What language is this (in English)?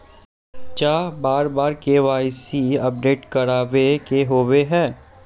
Magahi